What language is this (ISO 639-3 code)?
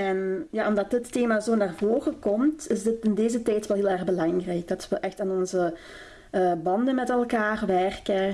nld